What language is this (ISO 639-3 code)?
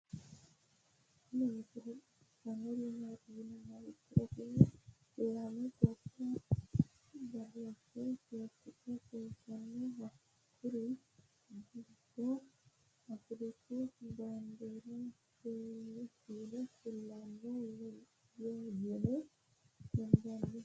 sid